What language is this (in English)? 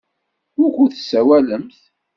Kabyle